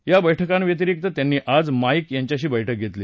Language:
Marathi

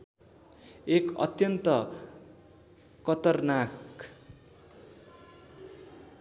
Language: Nepali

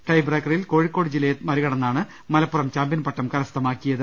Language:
Malayalam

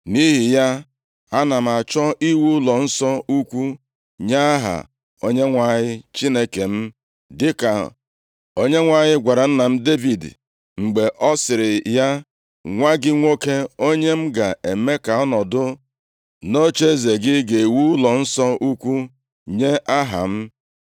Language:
Igbo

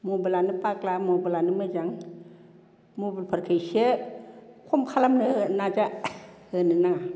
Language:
Bodo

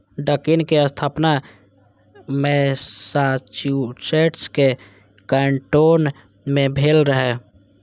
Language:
Maithili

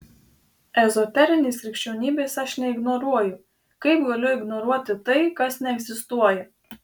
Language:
Lithuanian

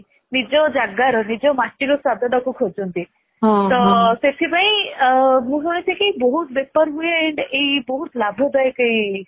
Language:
Odia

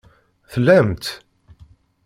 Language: Kabyle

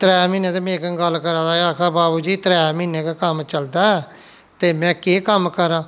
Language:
Dogri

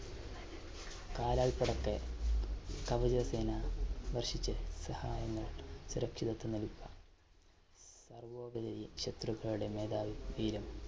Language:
Malayalam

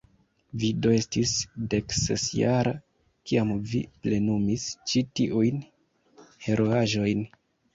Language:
Esperanto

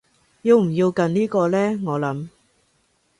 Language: Cantonese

